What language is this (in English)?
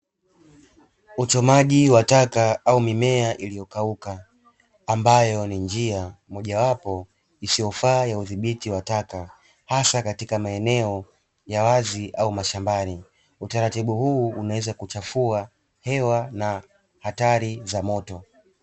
Swahili